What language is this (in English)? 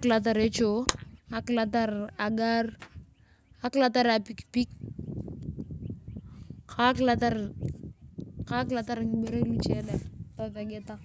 Turkana